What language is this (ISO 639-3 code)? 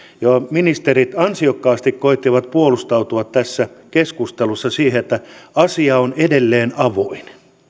fin